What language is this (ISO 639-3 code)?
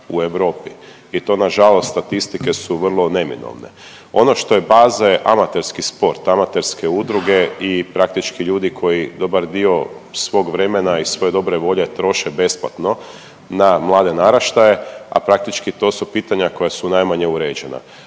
hrv